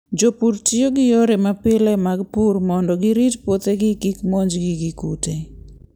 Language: Luo (Kenya and Tanzania)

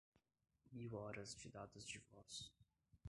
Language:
Portuguese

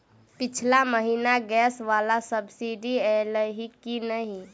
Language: Maithili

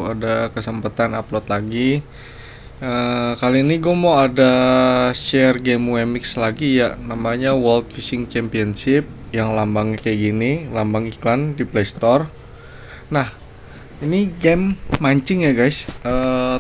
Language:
Indonesian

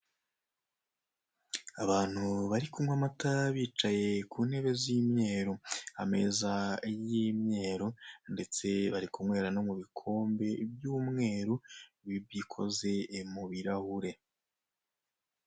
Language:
Kinyarwanda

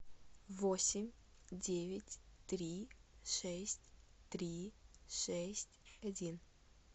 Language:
Russian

